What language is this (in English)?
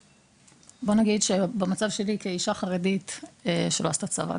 Hebrew